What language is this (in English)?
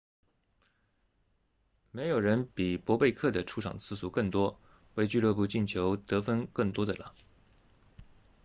Chinese